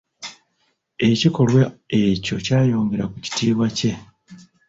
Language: Ganda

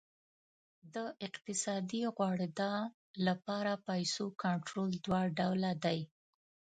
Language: Pashto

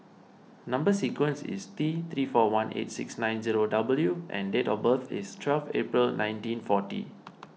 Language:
English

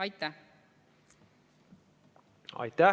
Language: Estonian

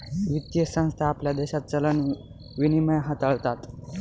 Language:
Marathi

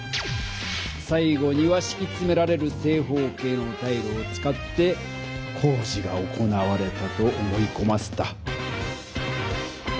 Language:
Japanese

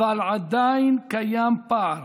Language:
Hebrew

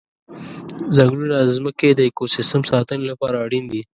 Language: Pashto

